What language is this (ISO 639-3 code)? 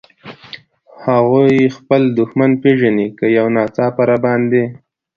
pus